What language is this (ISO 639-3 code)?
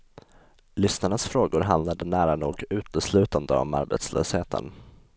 swe